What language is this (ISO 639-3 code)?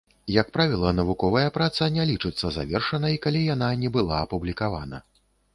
bel